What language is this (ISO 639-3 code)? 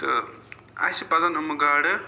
kas